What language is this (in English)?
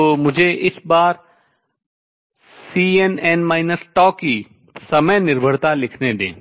Hindi